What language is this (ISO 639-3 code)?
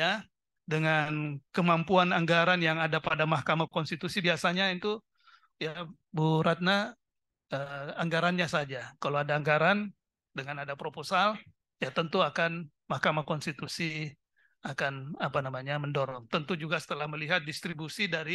ind